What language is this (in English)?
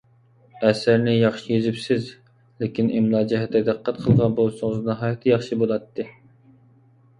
Uyghur